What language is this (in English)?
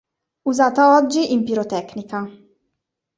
Italian